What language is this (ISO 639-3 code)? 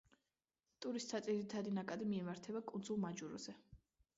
kat